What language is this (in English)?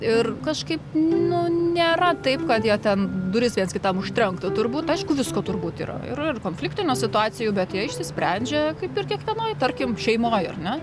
Lithuanian